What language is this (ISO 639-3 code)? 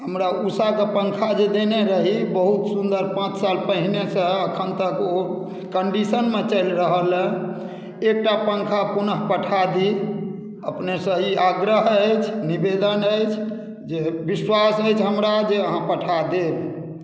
mai